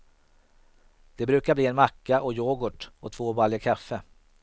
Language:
Swedish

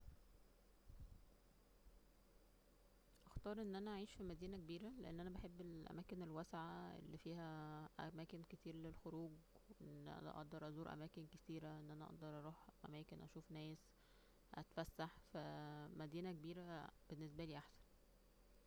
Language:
Egyptian Arabic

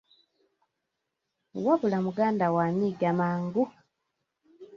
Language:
Ganda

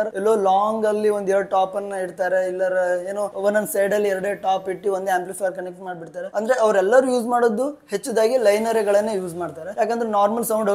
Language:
Hindi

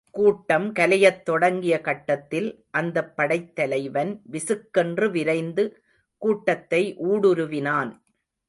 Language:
Tamil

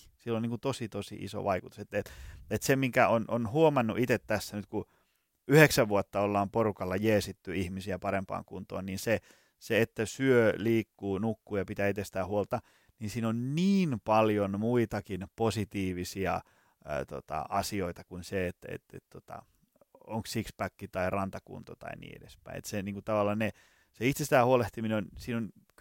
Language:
Finnish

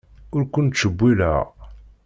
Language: Kabyle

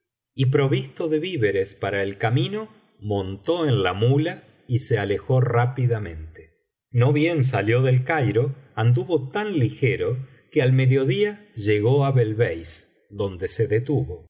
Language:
Spanish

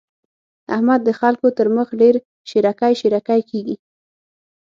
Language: Pashto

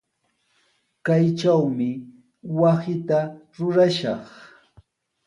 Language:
Sihuas Ancash Quechua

